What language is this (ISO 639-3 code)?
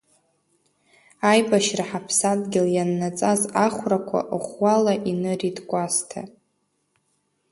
abk